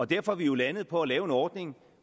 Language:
Danish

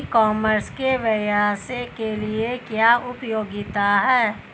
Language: Hindi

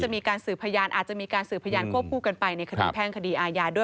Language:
Thai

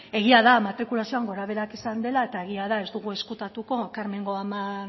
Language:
Basque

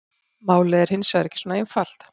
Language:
Icelandic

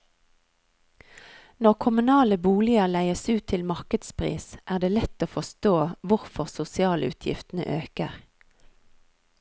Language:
Norwegian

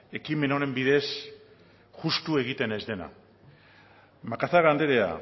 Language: Basque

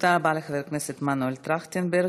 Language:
Hebrew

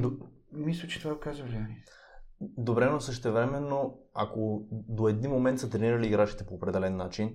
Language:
Bulgarian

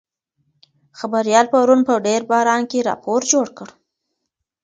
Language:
Pashto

